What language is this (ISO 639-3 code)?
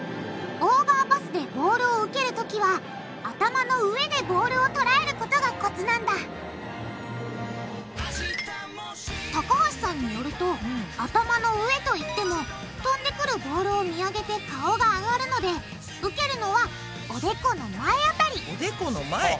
jpn